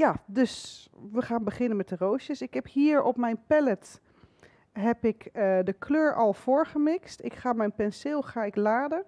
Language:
Dutch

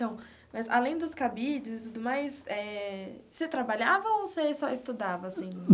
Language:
Portuguese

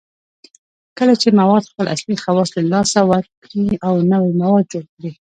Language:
Pashto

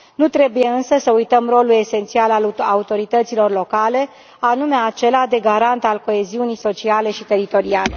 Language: Romanian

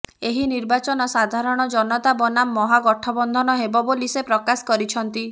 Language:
Odia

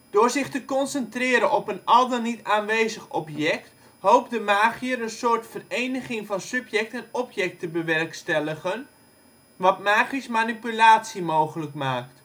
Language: Dutch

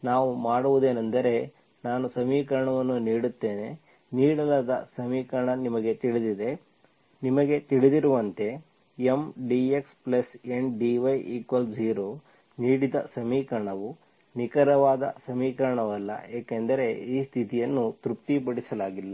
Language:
Kannada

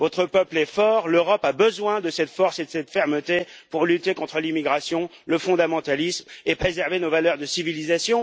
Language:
French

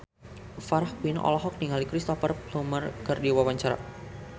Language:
Sundanese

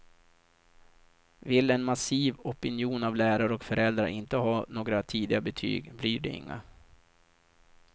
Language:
Swedish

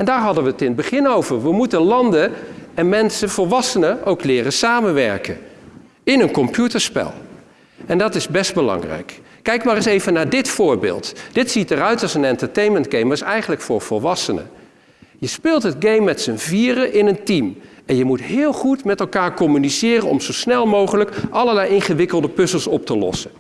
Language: Dutch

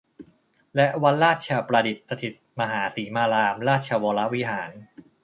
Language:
Thai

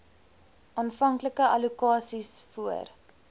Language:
Afrikaans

